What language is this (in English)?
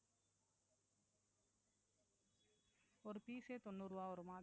Tamil